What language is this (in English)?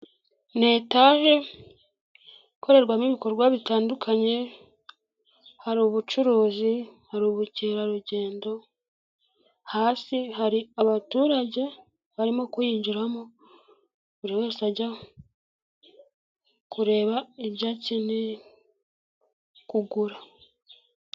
Kinyarwanda